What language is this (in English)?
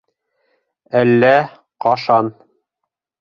Bashkir